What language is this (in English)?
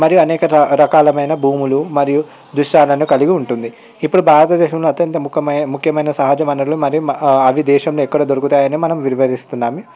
Telugu